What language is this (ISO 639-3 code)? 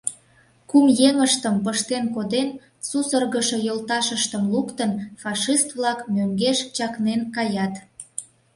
chm